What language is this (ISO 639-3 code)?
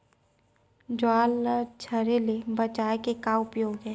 hne